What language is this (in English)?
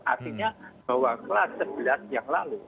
Indonesian